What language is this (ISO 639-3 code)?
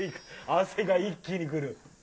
jpn